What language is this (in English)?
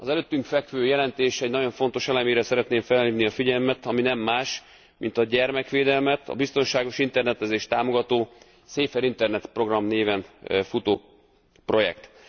Hungarian